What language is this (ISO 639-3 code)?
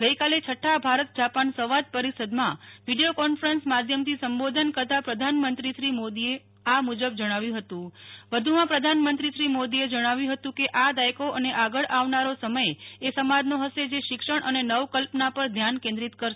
guj